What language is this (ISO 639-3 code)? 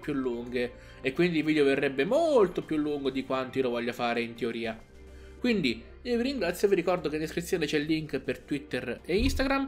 ita